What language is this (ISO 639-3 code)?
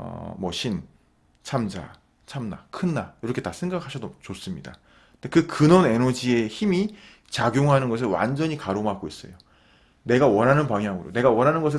kor